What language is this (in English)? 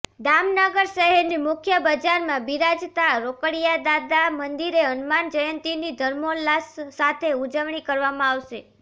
Gujarati